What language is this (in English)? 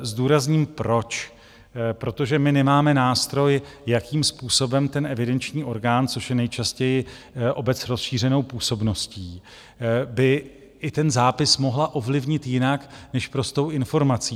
Czech